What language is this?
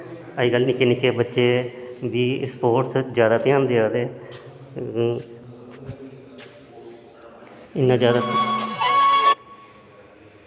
Dogri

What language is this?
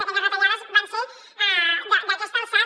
Catalan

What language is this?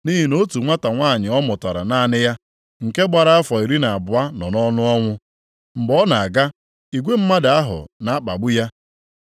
Igbo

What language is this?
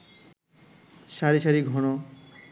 Bangla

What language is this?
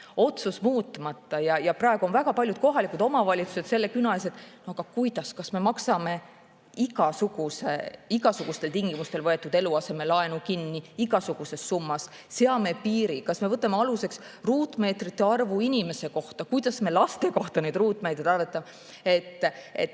Estonian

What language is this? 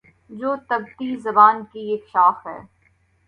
Urdu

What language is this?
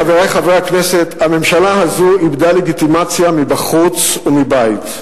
Hebrew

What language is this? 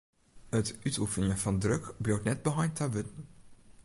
Western Frisian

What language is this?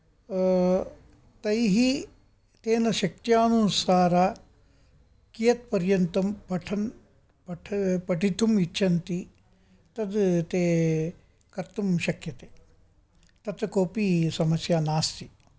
Sanskrit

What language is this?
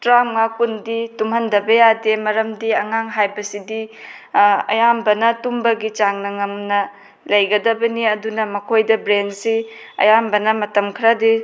Manipuri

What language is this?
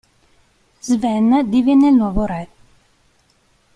Italian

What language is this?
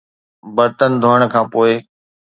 Sindhi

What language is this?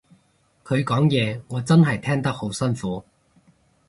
Cantonese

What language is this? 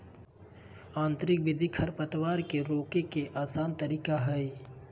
Magahi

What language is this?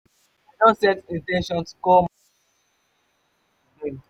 Nigerian Pidgin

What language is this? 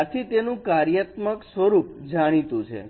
Gujarati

